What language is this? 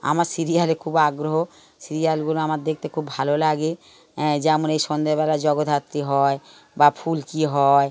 Bangla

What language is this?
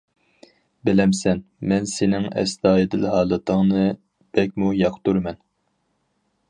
Uyghur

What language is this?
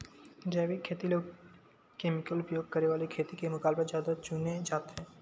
Chhattisgarhi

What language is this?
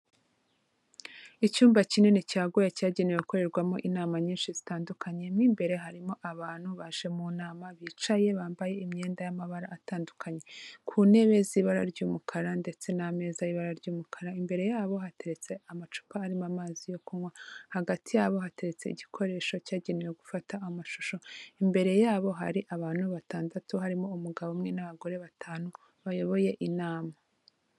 Kinyarwanda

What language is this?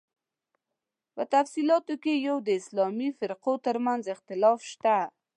Pashto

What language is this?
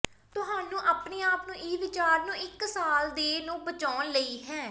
Punjabi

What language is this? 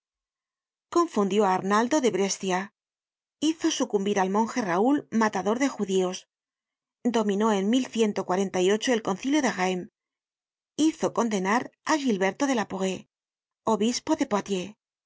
Spanish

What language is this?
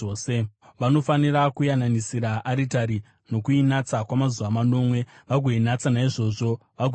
Shona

